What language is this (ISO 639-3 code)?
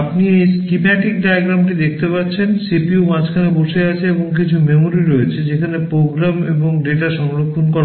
ben